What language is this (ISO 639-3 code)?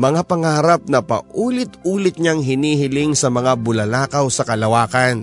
fil